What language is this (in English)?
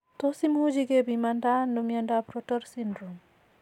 Kalenjin